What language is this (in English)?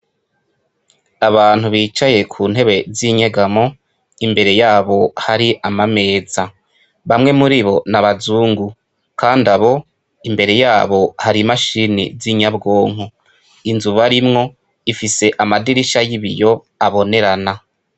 Rundi